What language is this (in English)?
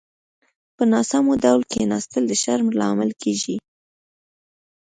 Pashto